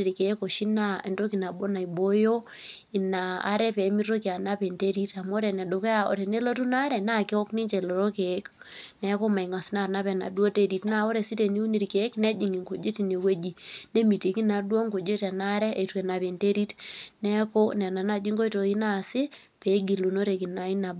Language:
Masai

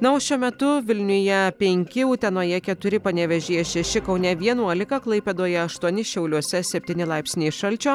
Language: Lithuanian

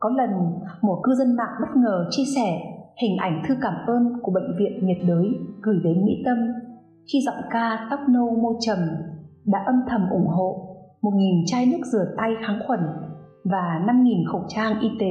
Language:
Vietnamese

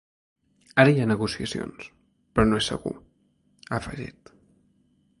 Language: Catalan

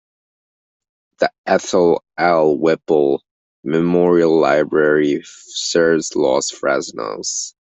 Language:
English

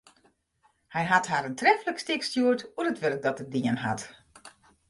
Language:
Western Frisian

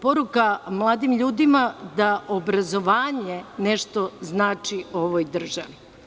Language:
Serbian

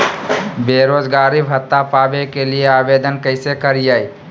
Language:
Magahi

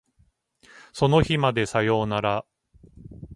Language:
Japanese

